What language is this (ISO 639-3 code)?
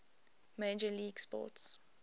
eng